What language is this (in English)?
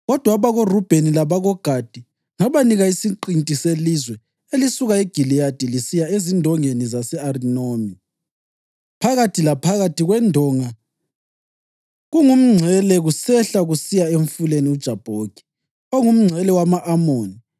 North Ndebele